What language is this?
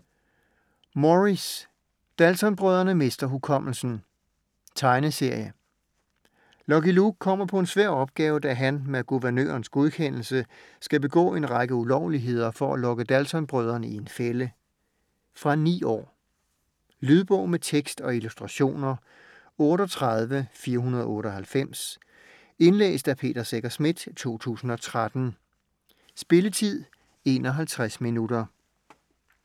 Danish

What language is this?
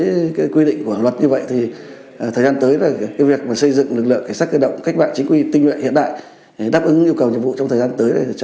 Vietnamese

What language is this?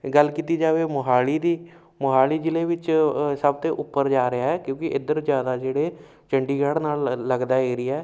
Punjabi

